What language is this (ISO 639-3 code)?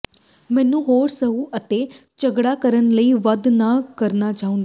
pan